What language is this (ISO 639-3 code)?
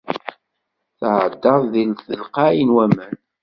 kab